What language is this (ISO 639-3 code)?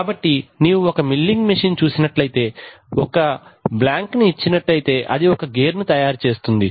tel